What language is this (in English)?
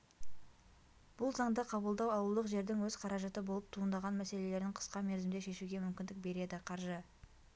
Kazakh